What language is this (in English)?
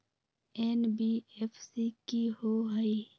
Magahi